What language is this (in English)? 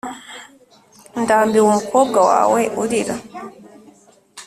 Kinyarwanda